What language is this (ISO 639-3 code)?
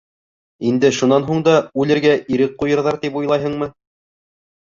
bak